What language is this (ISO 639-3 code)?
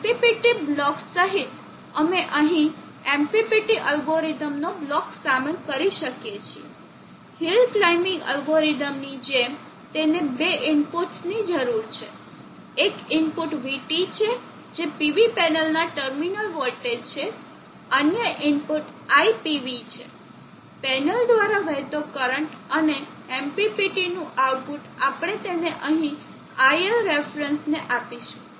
guj